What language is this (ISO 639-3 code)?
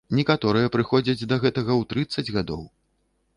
bel